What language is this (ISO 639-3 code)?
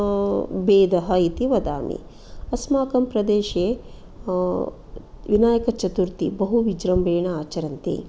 san